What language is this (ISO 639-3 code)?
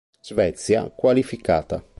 ita